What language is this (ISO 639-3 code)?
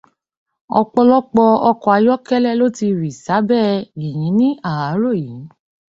yor